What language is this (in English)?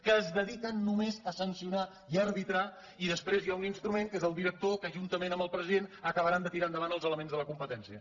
Catalan